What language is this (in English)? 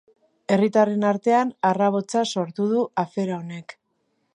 Basque